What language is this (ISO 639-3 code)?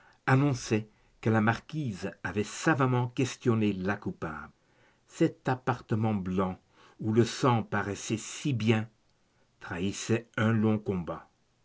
fra